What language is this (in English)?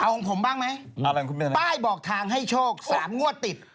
Thai